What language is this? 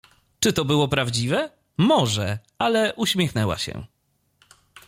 Polish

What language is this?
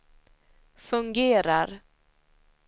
Swedish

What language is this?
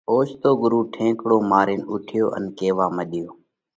Parkari Koli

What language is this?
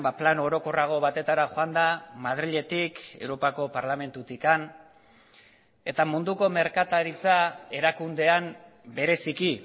Basque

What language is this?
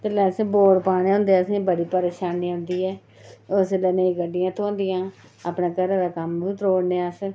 Dogri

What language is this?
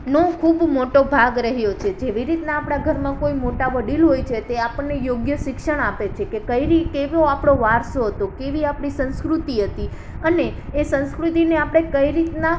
Gujarati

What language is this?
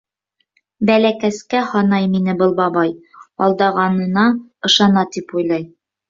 Bashkir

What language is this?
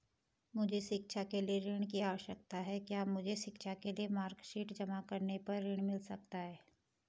Hindi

